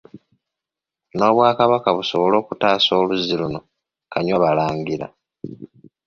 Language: Ganda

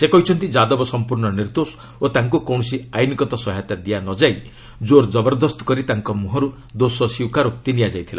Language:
Odia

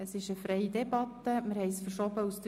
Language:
Swiss German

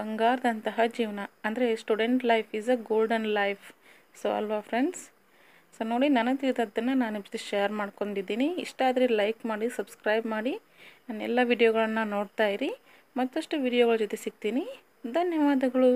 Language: Hindi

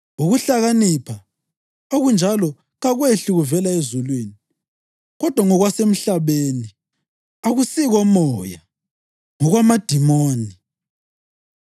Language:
North Ndebele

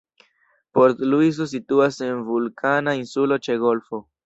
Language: Esperanto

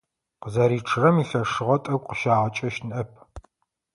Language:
Adyghe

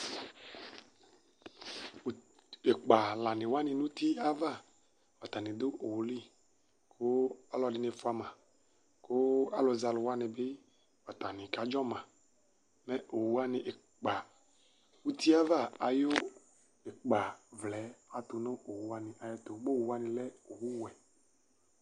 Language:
Ikposo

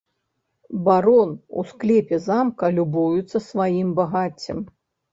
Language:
Belarusian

